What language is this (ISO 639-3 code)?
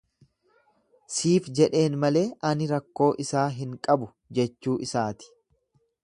orm